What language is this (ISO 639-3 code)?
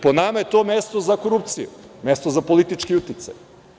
srp